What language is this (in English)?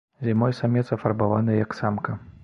Belarusian